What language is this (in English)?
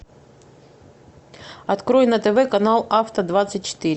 Russian